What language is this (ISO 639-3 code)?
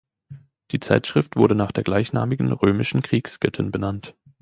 deu